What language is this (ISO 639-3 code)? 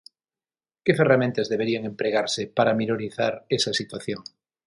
glg